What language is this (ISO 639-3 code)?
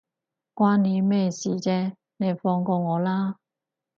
yue